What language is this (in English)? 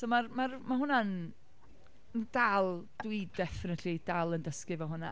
Welsh